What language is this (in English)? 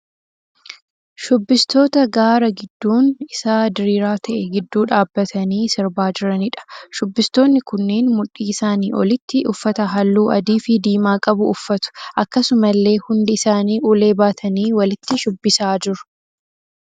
Oromo